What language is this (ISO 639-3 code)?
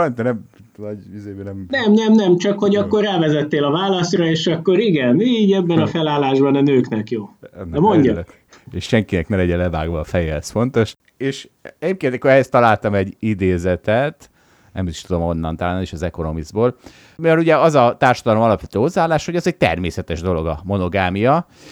hun